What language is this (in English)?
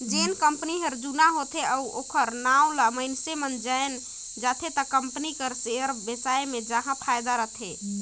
Chhattisgarhi